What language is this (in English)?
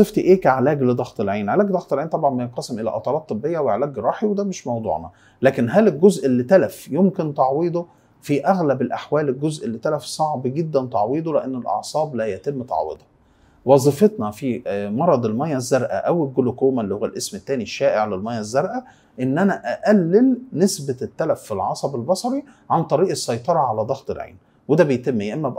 Arabic